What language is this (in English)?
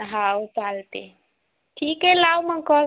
Marathi